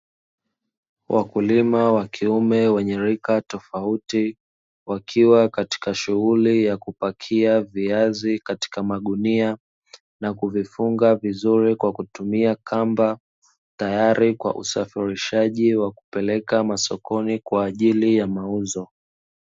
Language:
Swahili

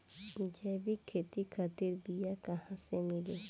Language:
Bhojpuri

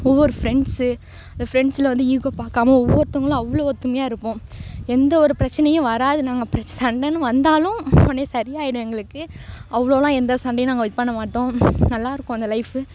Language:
Tamil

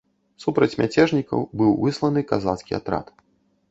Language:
Belarusian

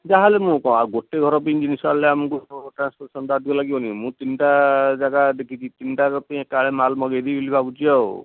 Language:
Odia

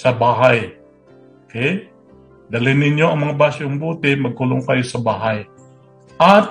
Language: Filipino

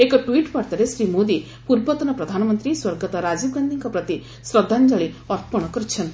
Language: Odia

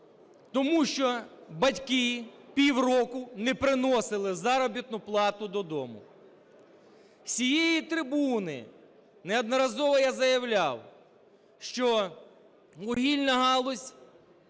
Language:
Ukrainian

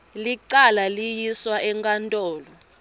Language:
Swati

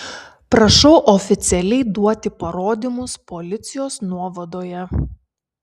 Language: Lithuanian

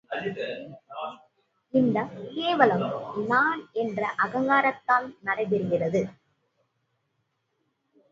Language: Tamil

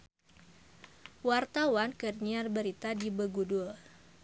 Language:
Sundanese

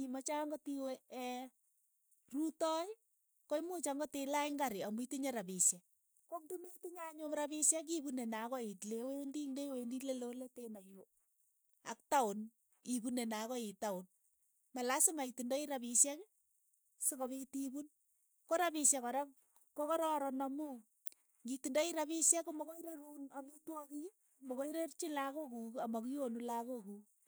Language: Keiyo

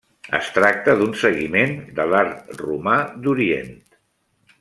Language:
Catalan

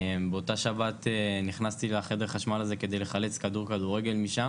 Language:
Hebrew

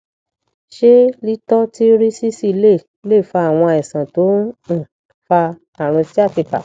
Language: Yoruba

